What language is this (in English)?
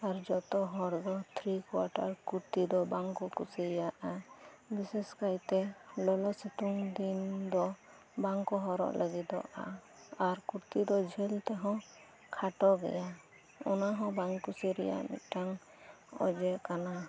Santali